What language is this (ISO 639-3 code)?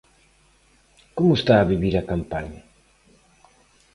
glg